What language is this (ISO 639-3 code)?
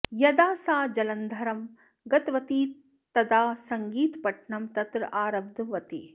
san